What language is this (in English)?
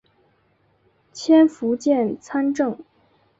Chinese